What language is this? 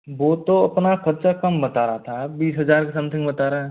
Hindi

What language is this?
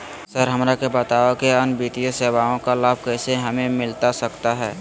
Magahi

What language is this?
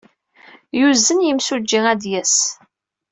Kabyle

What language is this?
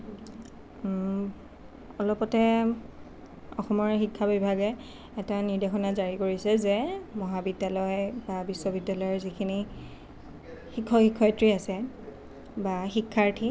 Assamese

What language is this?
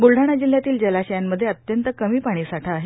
Marathi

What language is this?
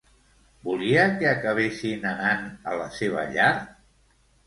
Catalan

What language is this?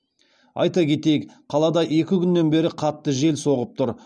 Kazakh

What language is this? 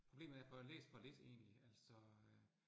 Danish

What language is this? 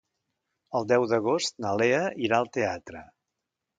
Catalan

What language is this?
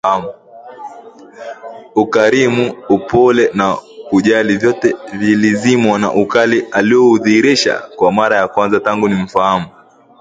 Swahili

